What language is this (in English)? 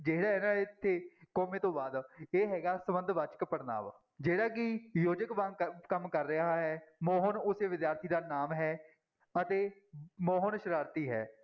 Punjabi